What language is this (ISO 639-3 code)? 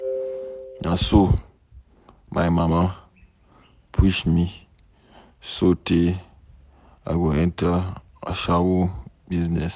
pcm